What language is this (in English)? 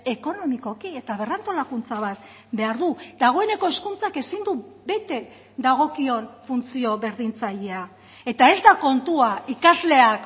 Basque